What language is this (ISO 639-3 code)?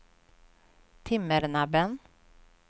swe